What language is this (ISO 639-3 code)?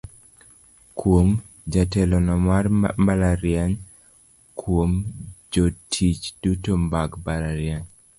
luo